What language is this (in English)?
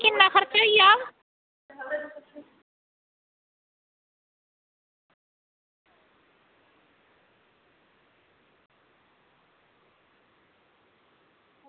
Dogri